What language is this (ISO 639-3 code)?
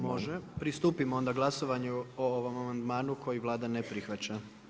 hrv